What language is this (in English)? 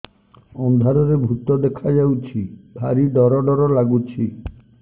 Odia